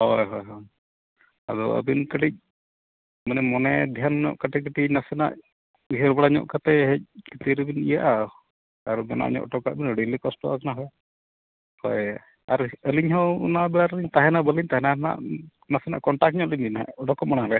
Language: Santali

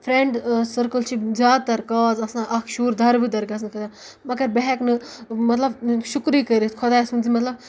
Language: Kashmiri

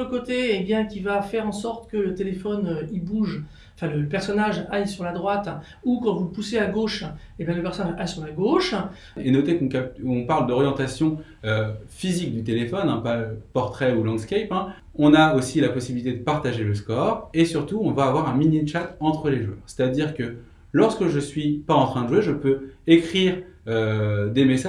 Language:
French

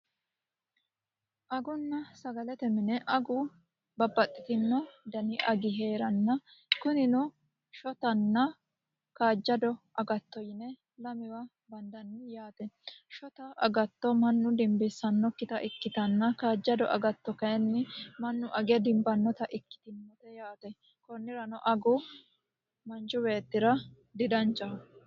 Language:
Sidamo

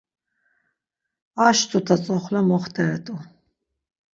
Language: Laz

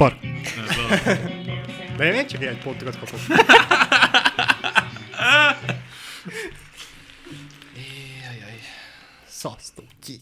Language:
Hungarian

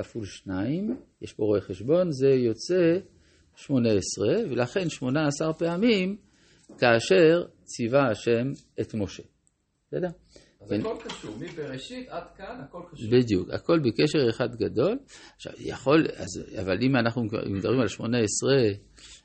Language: Hebrew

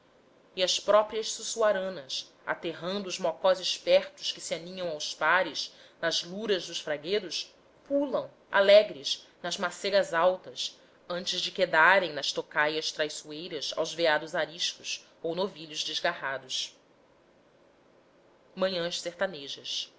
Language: Portuguese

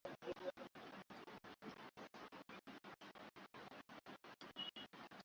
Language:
Swahili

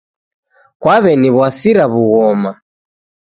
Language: Taita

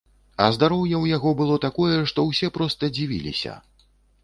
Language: Belarusian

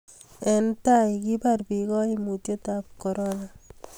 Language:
Kalenjin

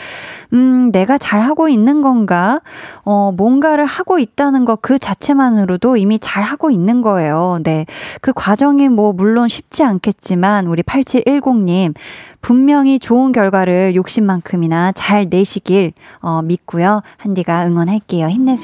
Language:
Korean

